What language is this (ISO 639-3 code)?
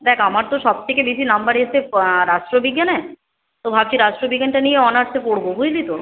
ben